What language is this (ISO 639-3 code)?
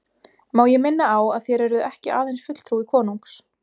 isl